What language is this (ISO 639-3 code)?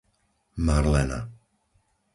slk